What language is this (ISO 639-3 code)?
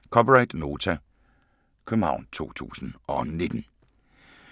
dan